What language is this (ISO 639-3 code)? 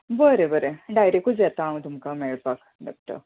kok